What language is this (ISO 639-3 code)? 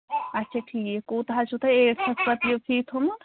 kas